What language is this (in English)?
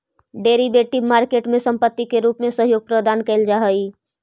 Magahi